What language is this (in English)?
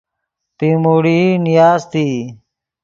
Yidgha